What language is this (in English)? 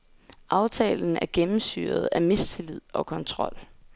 Danish